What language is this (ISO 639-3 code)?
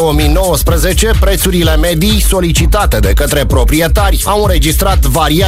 ron